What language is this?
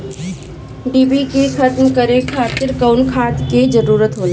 Bhojpuri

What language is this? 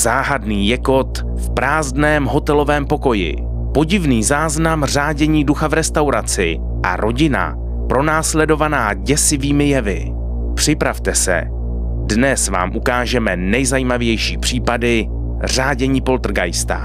Czech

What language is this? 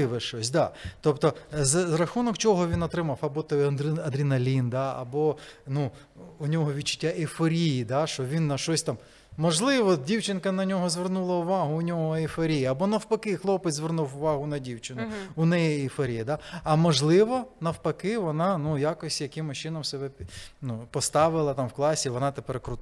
Ukrainian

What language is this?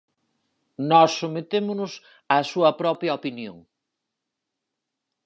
Galician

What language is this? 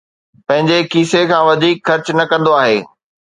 Sindhi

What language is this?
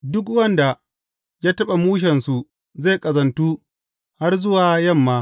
Hausa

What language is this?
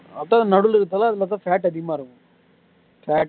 Tamil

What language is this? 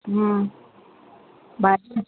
Sindhi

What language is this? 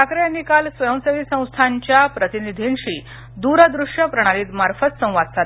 Marathi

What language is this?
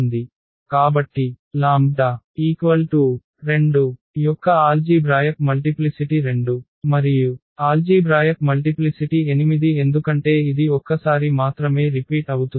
Telugu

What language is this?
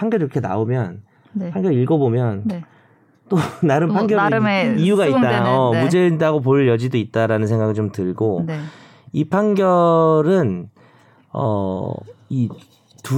Korean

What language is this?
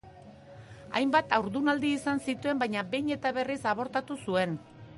Basque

